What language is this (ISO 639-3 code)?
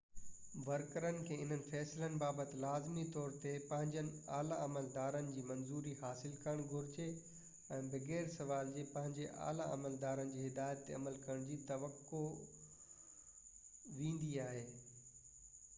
snd